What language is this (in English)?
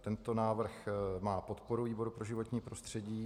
Czech